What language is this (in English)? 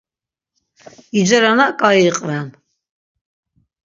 Laz